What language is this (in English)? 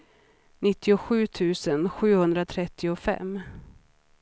Swedish